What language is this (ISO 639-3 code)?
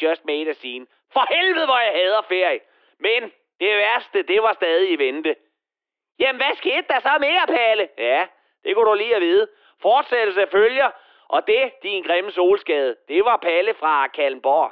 dan